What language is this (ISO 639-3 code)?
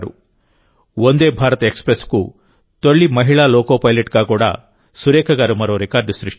tel